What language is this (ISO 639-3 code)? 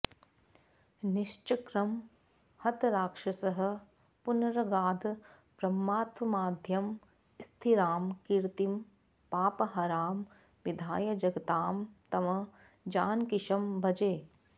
san